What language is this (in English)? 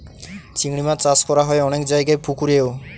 Bangla